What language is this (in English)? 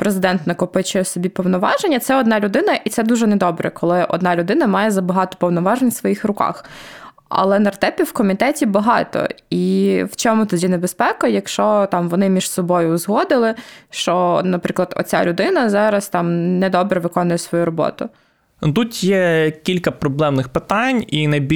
Ukrainian